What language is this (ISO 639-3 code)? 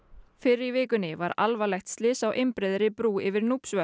isl